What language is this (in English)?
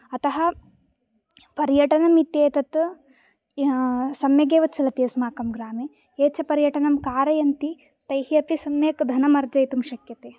Sanskrit